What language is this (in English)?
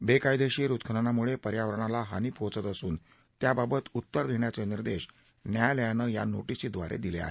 Marathi